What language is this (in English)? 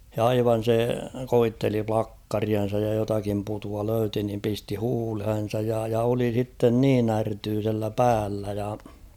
Finnish